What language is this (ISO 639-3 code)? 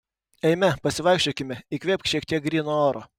lit